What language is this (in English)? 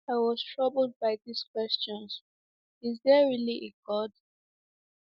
Igbo